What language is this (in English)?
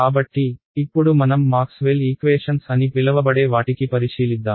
Telugu